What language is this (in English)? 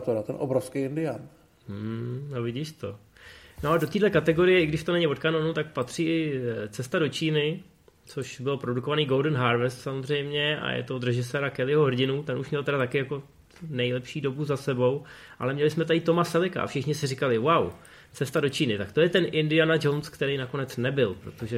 Czech